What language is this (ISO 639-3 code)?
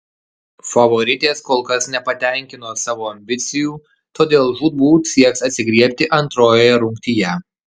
lit